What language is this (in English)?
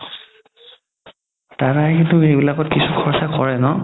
Assamese